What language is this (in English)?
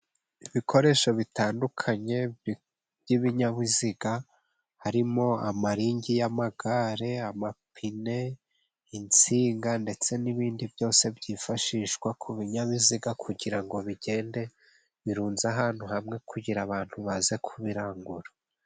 Kinyarwanda